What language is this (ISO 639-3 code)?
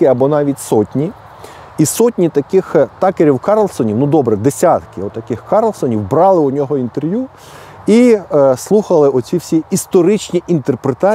ukr